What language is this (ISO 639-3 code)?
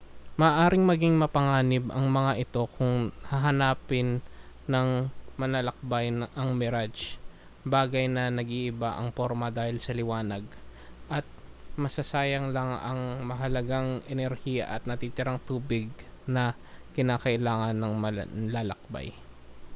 fil